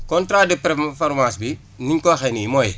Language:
Wolof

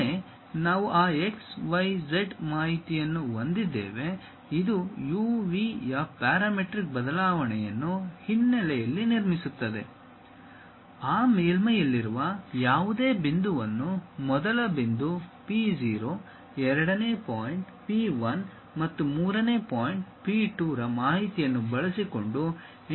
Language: Kannada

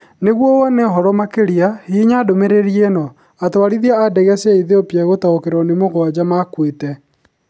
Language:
Kikuyu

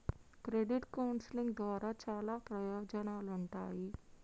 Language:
Telugu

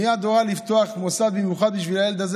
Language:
Hebrew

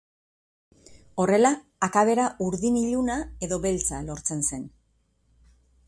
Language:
Basque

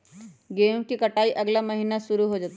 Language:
Magahi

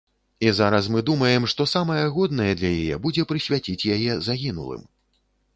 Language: Belarusian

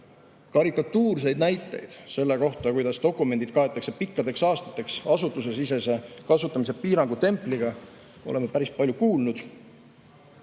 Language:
Estonian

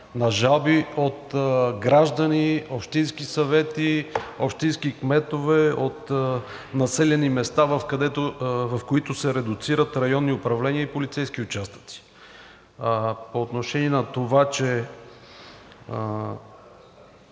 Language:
Bulgarian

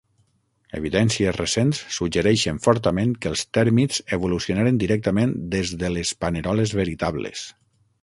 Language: Catalan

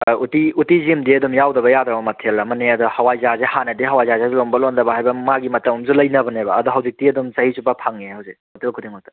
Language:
Manipuri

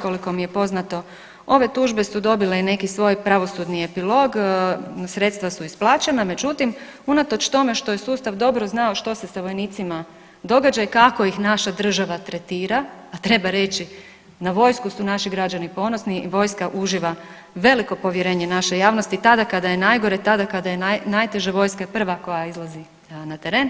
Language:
Croatian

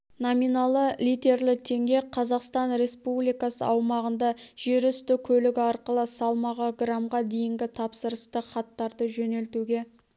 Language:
Kazakh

